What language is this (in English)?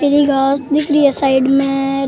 Rajasthani